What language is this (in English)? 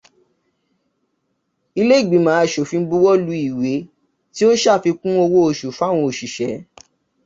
Yoruba